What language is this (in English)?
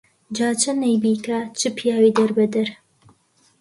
Central Kurdish